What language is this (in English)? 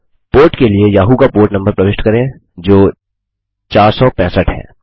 Hindi